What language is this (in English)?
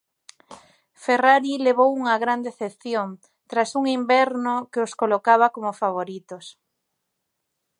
Galician